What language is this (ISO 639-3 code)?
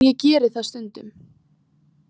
isl